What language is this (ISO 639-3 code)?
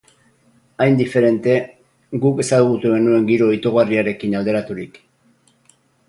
eus